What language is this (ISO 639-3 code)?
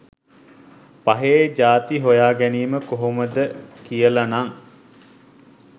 sin